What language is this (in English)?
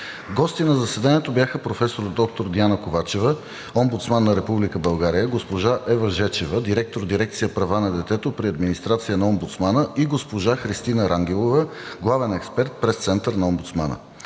Bulgarian